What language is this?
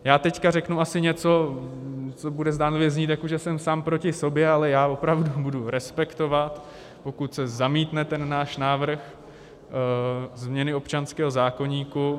Czech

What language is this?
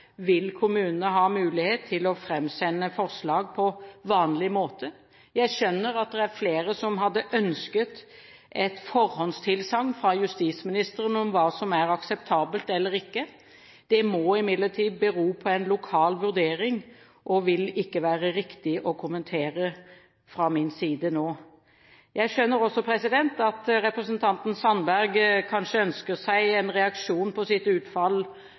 Norwegian Bokmål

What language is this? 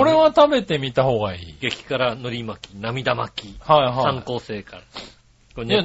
Japanese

